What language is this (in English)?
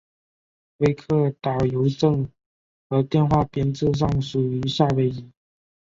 Chinese